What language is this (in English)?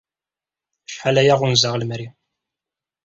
Kabyle